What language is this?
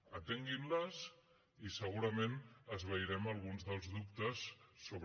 Catalan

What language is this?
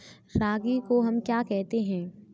Hindi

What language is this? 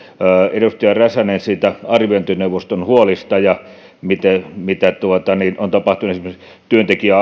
Finnish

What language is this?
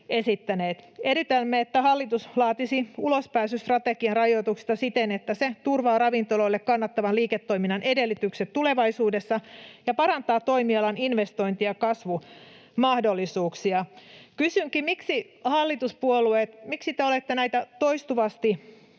Finnish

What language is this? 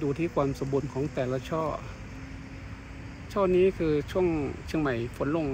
Thai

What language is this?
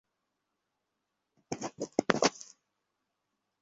Bangla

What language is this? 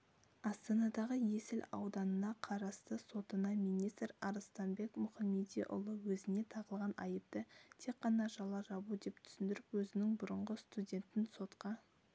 Kazakh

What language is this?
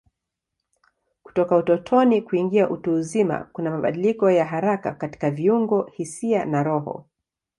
Swahili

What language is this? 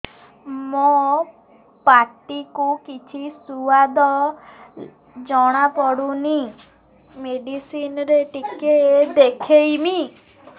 Odia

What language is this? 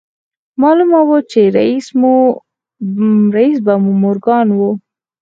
Pashto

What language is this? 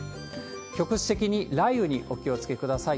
Japanese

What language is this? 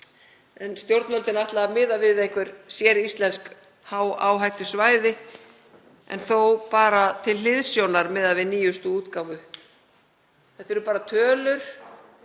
Icelandic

